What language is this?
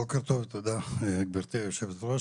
Hebrew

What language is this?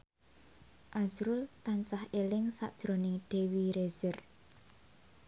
Javanese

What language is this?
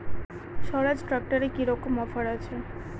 Bangla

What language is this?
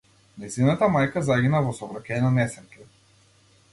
Macedonian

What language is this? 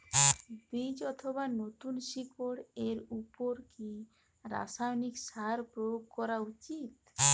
Bangla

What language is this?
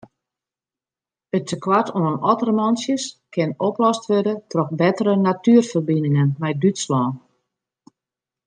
Western Frisian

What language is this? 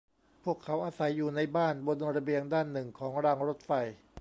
Thai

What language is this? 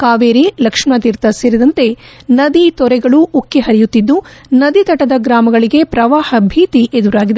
Kannada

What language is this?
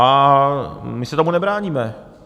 Czech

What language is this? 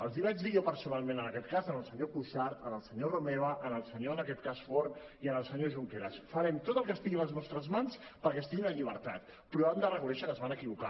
Catalan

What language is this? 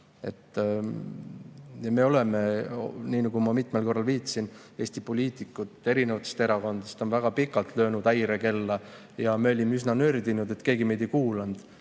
Estonian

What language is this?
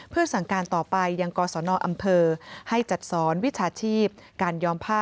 Thai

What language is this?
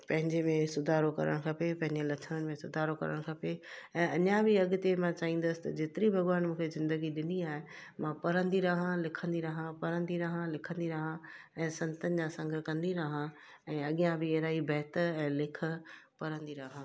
Sindhi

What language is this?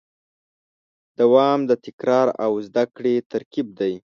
Pashto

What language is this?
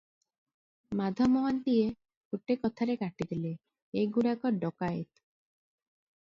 Odia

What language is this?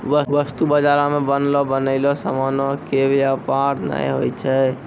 Maithili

